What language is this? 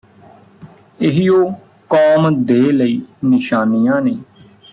Punjabi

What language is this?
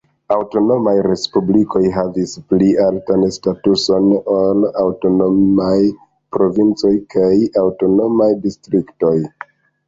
Esperanto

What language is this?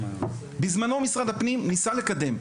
Hebrew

